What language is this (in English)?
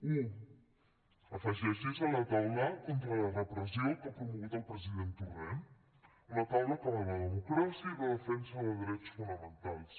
Catalan